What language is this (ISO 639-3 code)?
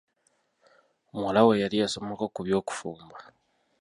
lug